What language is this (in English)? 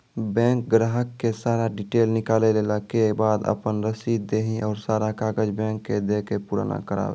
Maithili